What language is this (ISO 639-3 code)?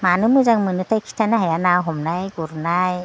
brx